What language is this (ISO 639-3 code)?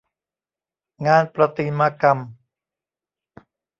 tha